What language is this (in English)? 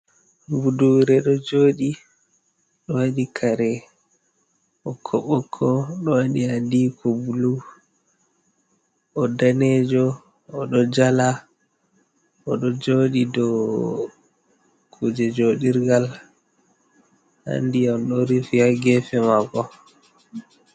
Fula